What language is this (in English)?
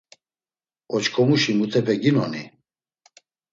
Laz